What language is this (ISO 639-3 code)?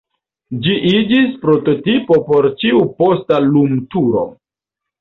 epo